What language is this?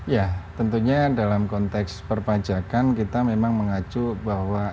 Indonesian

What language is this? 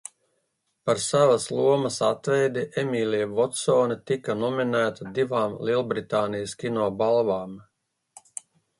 Latvian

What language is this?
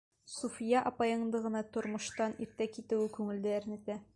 Bashkir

